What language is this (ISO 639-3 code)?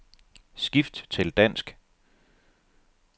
dan